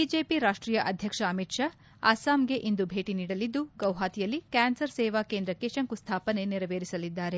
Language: Kannada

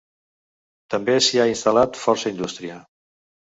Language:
Catalan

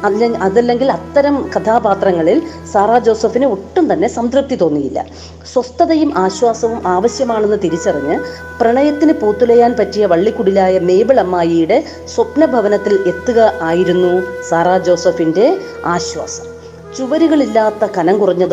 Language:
Malayalam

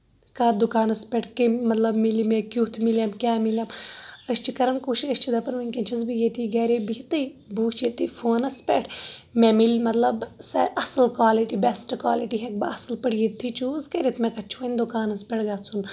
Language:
Kashmiri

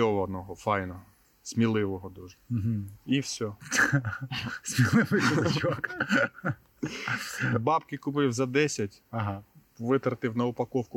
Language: Ukrainian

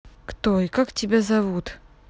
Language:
Russian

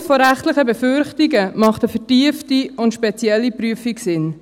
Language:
Swiss German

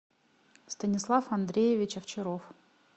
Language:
Russian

